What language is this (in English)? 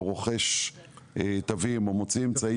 Hebrew